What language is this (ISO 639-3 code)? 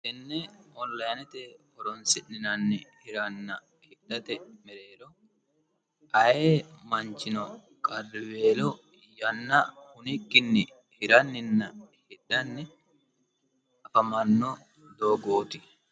sid